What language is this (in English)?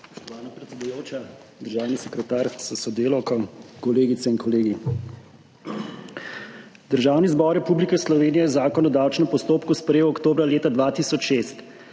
Slovenian